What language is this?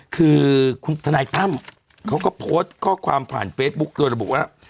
Thai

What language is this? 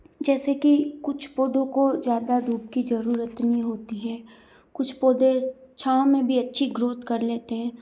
Hindi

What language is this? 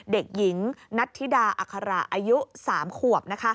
Thai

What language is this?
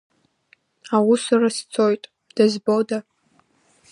Abkhazian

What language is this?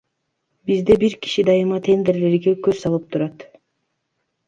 Kyrgyz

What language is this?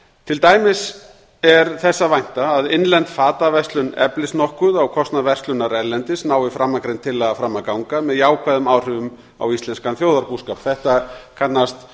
Icelandic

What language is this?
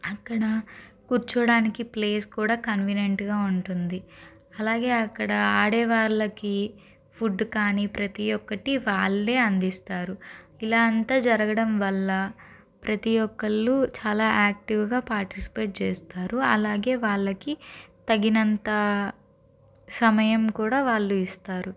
Telugu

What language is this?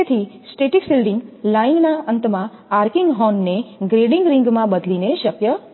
Gujarati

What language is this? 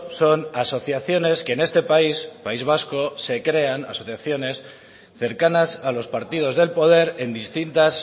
Spanish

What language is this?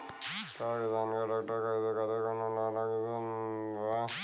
Bhojpuri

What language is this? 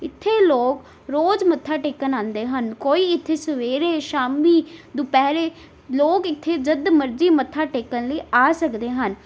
Punjabi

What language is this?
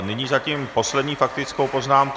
Czech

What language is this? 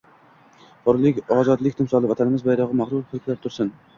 Uzbek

